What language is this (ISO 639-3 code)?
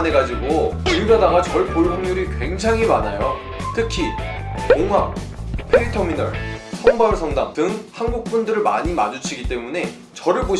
kor